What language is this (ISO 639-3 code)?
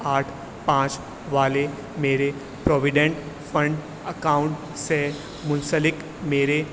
urd